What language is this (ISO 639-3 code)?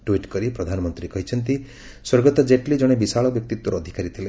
ori